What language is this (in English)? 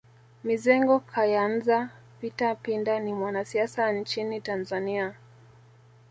Swahili